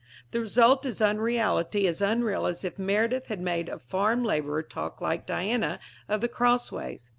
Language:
English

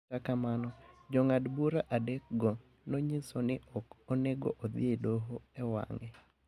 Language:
Luo (Kenya and Tanzania)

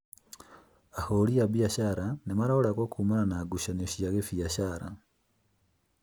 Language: Kikuyu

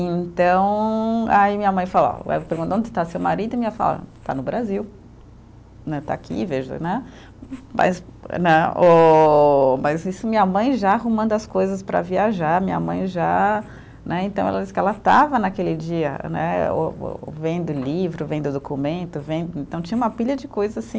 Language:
Portuguese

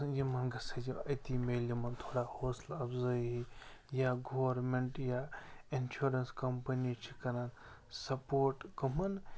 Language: Kashmiri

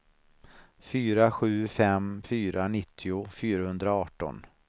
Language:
Swedish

